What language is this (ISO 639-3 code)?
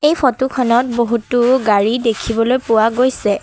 asm